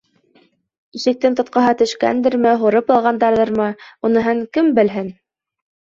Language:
Bashkir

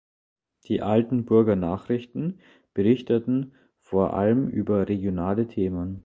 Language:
German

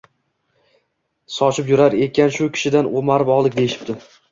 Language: Uzbek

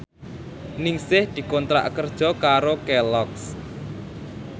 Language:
Javanese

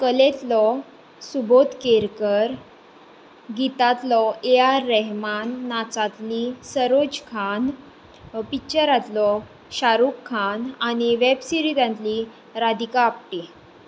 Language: Konkani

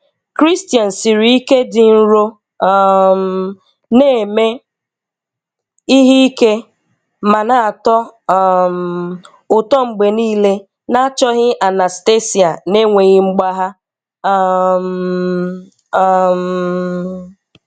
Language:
Igbo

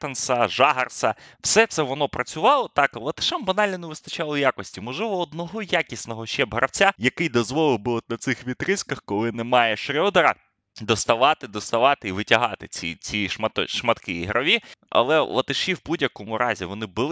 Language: Ukrainian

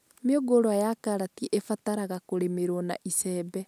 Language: Kikuyu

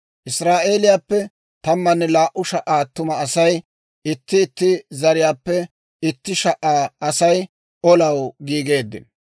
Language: Dawro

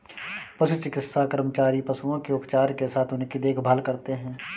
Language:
Hindi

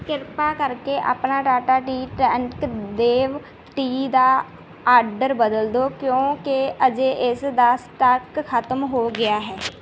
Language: Punjabi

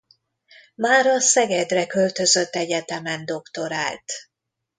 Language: Hungarian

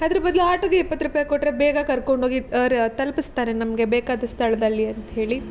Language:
Kannada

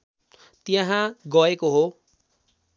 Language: Nepali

